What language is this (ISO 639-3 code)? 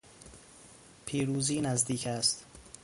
fas